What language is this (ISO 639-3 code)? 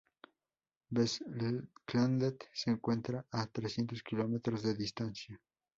spa